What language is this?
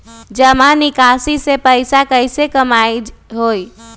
Magahi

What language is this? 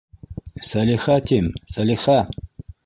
Bashkir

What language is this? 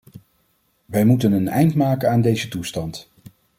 Dutch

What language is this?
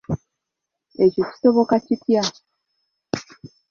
Ganda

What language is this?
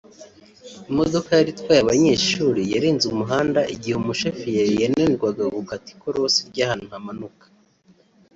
Kinyarwanda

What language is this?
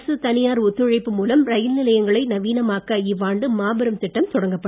Tamil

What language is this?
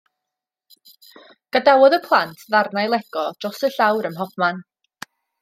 Welsh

